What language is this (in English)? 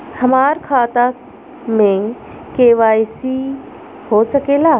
Bhojpuri